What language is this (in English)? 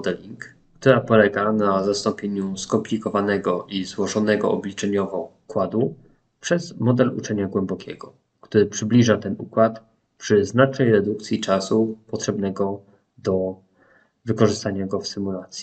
Polish